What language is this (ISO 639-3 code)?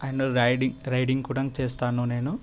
tel